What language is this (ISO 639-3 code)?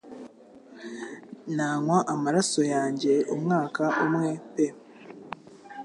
kin